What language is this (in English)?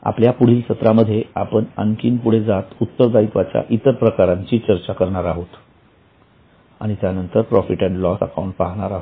Marathi